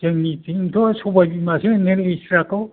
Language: Bodo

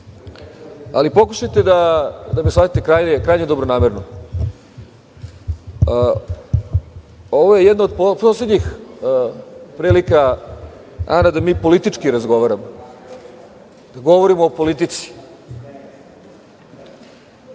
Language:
Serbian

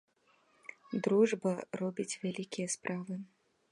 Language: Belarusian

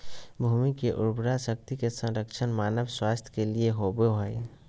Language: Magahi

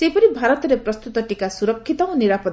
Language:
Odia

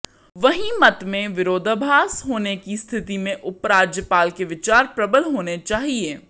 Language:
Hindi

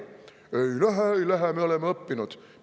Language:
Estonian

